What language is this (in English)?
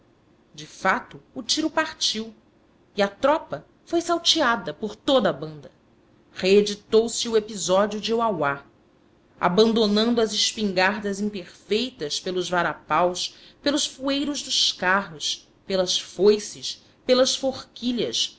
Portuguese